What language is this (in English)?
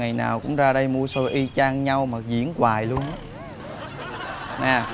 Vietnamese